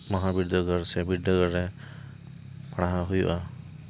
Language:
Santali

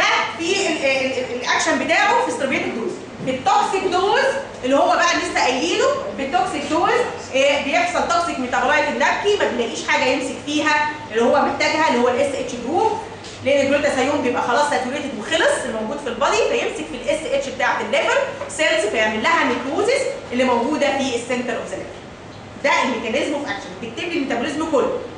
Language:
Arabic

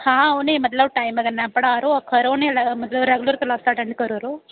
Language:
Dogri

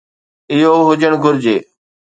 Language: Sindhi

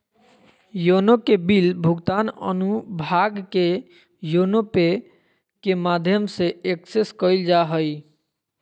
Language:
Magahi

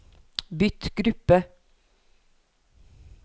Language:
Norwegian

